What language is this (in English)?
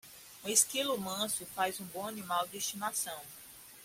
Portuguese